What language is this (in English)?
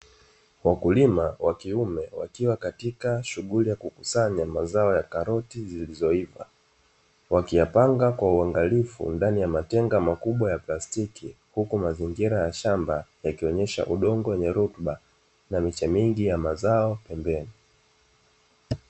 Swahili